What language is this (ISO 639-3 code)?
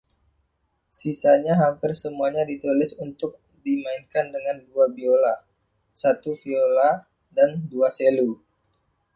ind